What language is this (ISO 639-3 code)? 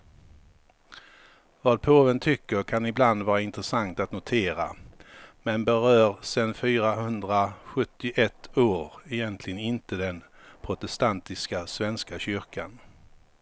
swe